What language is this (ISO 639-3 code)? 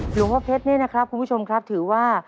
tha